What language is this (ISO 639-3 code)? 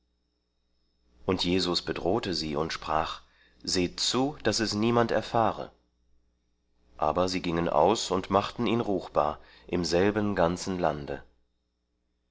deu